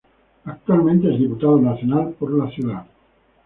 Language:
Spanish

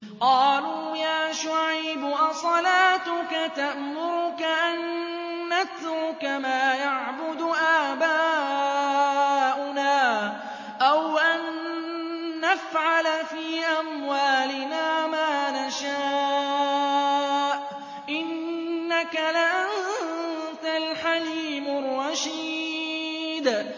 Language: Arabic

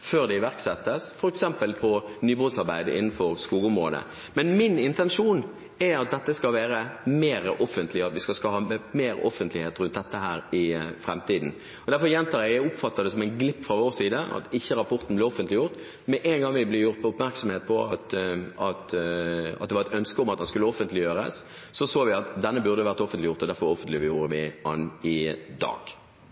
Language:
Norwegian Bokmål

